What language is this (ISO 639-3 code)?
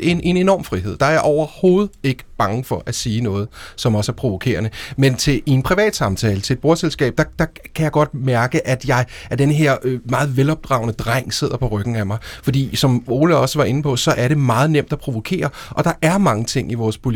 dan